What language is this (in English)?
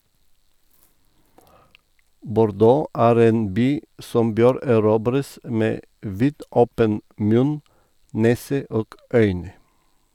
Norwegian